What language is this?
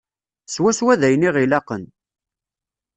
Kabyle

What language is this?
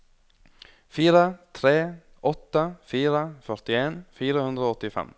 Norwegian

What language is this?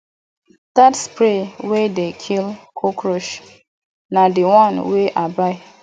Nigerian Pidgin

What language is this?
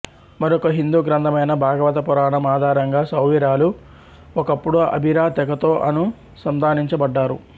Telugu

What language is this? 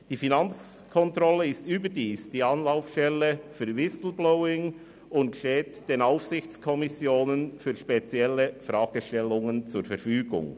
Swiss German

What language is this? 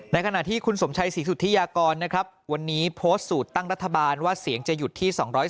Thai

